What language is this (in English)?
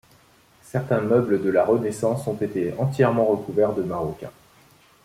French